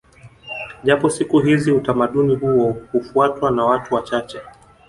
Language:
Swahili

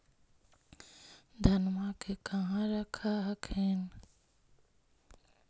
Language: Magahi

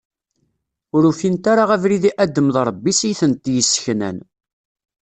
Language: Kabyle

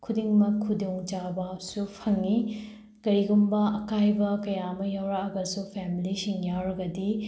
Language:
Manipuri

